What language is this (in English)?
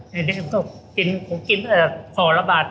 Thai